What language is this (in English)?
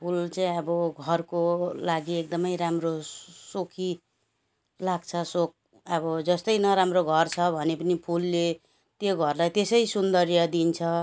Nepali